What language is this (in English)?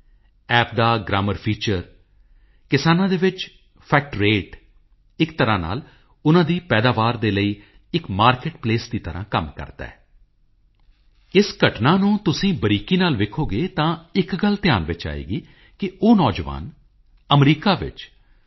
Punjabi